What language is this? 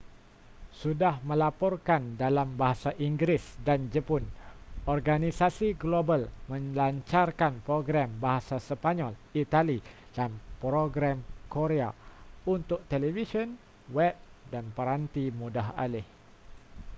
Malay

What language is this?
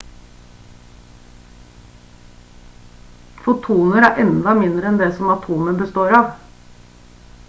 Norwegian Bokmål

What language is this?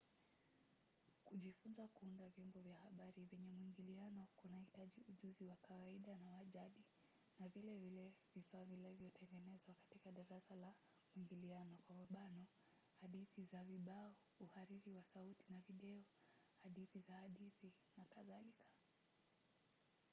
Swahili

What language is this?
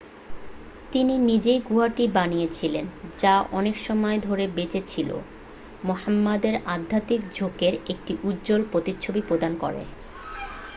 Bangla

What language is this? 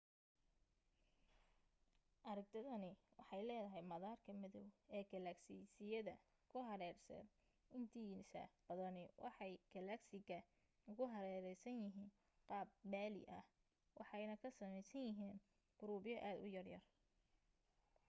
Somali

